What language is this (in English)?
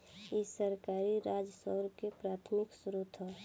Bhojpuri